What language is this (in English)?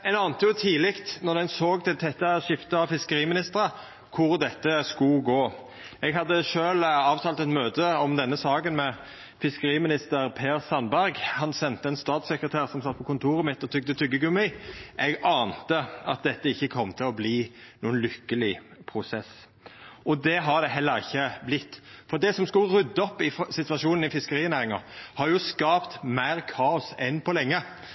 Norwegian Nynorsk